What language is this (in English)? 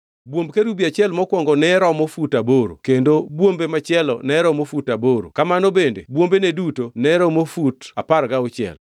Luo (Kenya and Tanzania)